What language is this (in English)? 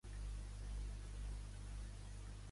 Catalan